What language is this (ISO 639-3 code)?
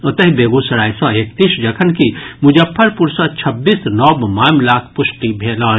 mai